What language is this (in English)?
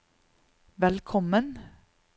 Norwegian